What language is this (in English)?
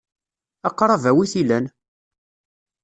Kabyle